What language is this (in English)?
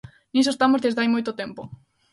Galician